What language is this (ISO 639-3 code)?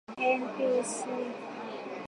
swa